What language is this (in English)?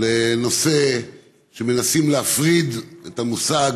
Hebrew